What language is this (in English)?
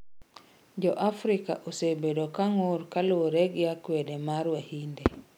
Luo (Kenya and Tanzania)